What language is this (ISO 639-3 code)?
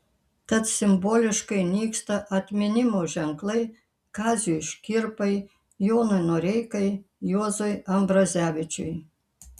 lit